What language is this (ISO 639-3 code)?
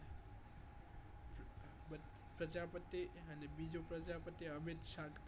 guj